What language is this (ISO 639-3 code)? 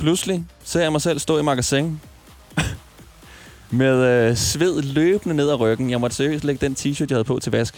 dan